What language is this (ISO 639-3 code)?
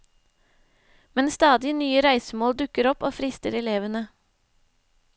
nor